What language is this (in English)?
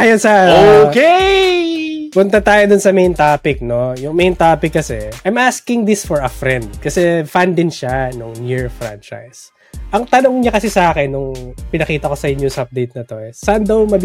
Filipino